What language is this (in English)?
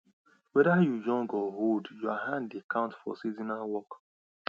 Nigerian Pidgin